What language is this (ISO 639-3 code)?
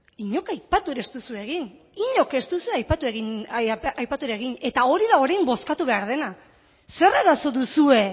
eus